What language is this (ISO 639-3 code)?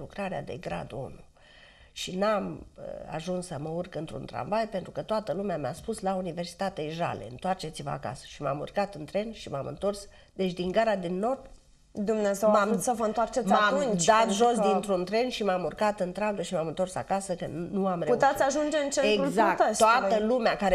ron